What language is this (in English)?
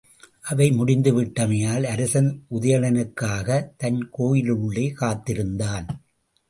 Tamil